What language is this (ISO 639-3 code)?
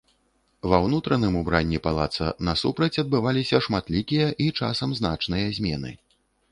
bel